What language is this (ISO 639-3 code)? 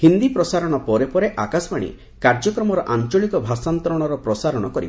ori